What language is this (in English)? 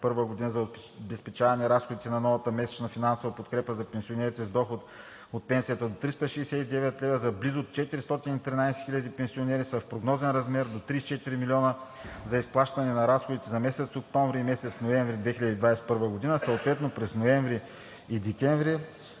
Bulgarian